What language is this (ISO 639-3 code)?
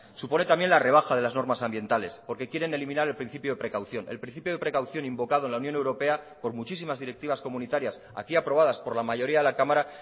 spa